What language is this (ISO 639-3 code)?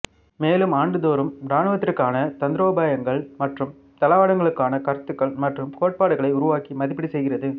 tam